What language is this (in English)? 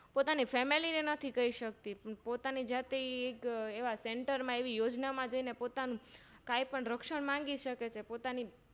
Gujarati